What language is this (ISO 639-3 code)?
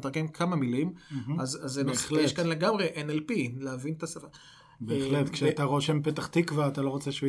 heb